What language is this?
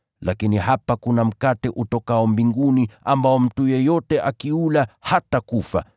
Swahili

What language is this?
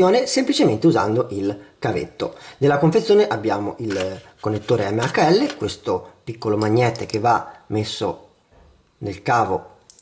Italian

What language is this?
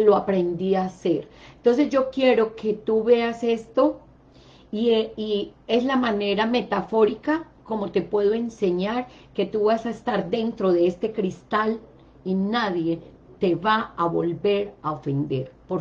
Spanish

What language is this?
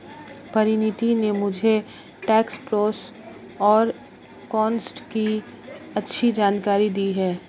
Hindi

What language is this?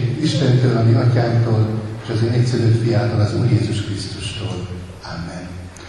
Hungarian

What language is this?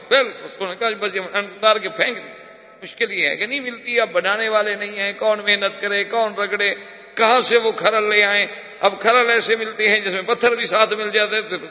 Urdu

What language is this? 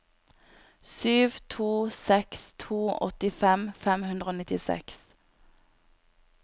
Norwegian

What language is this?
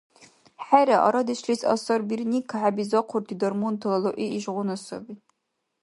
Dargwa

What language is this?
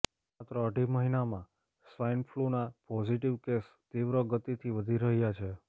Gujarati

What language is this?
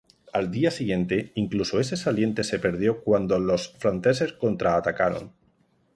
Spanish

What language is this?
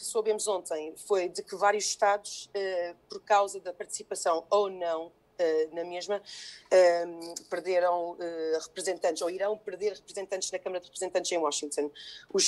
Portuguese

